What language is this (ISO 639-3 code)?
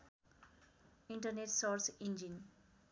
nep